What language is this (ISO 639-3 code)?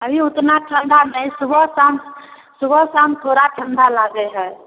mai